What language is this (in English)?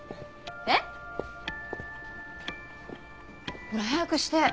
Japanese